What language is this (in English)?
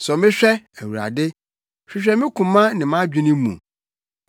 Akan